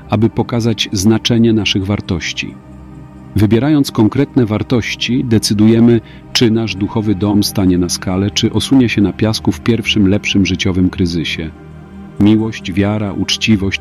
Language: Polish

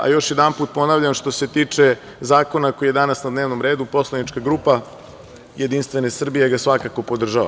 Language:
Serbian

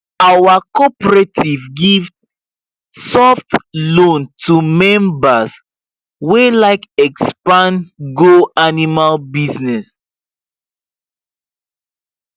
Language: Nigerian Pidgin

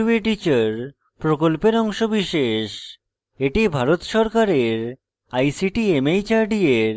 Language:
Bangla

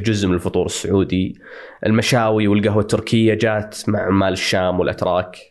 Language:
Arabic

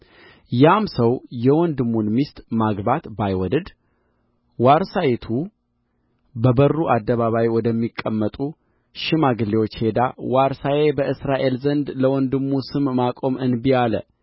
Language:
Amharic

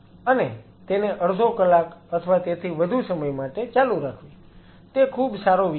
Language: Gujarati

